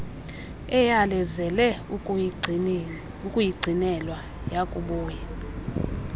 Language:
Xhosa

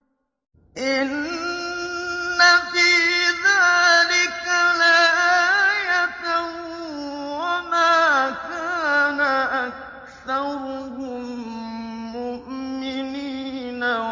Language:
Arabic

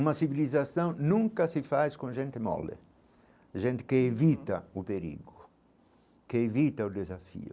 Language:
Portuguese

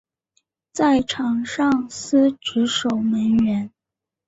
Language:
Chinese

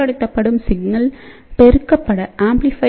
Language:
Tamil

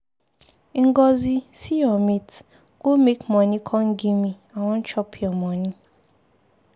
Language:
Nigerian Pidgin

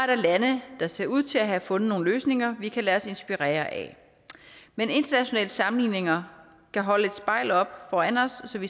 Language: Danish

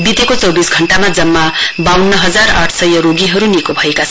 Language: Nepali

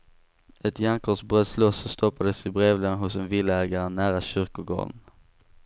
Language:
Swedish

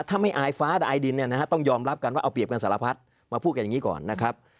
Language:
Thai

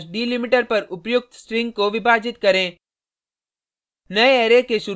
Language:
Hindi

